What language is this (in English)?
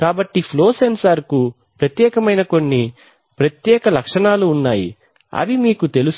Telugu